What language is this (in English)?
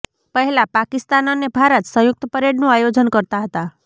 Gujarati